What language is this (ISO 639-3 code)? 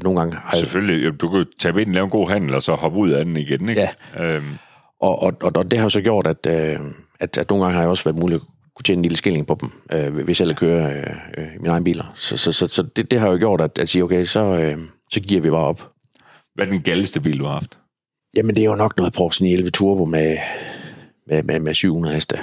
dan